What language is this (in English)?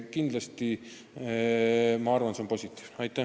Estonian